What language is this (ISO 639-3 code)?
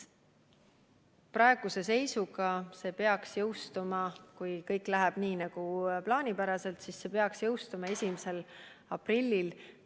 est